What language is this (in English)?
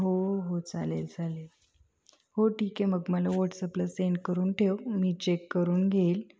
Marathi